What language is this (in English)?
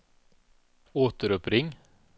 Swedish